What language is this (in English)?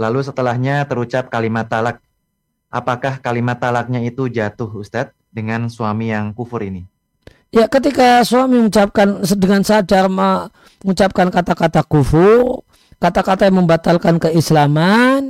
Indonesian